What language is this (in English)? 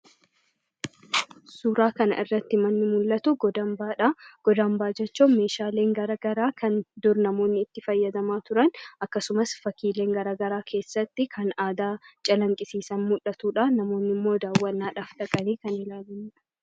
Oromo